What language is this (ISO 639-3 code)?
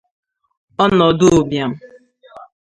ibo